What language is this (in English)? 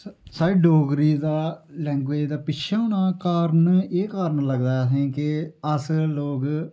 Dogri